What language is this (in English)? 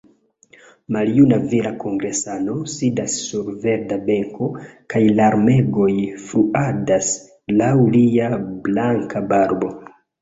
Esperanto